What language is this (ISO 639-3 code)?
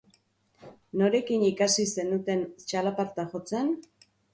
eus